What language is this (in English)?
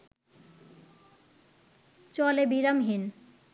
Bangla